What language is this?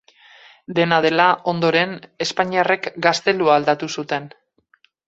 Basque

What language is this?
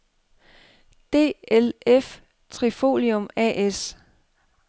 Danish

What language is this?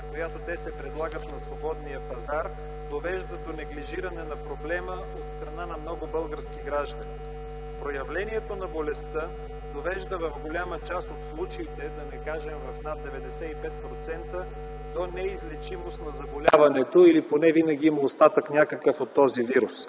Bulgarian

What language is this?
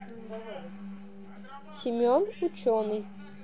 Russian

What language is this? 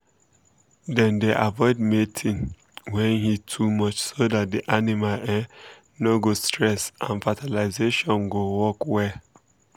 Nigerian Pidgin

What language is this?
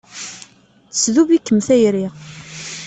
Kabyle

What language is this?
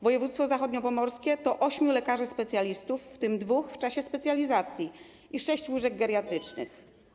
Polish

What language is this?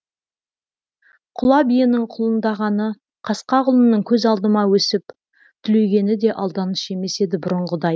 Kazakh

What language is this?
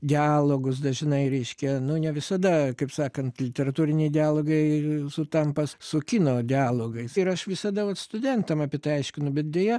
Lithuanian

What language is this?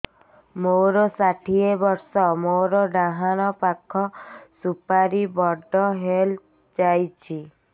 Odia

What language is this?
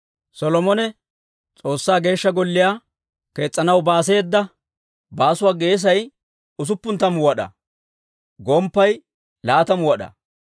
Dawro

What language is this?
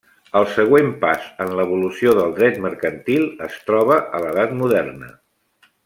Catalan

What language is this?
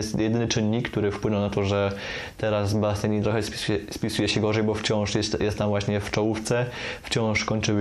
Polish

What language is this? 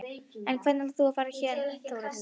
Icelandic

